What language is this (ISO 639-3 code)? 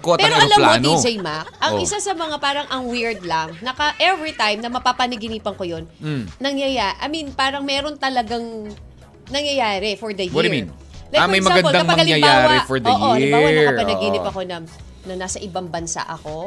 fil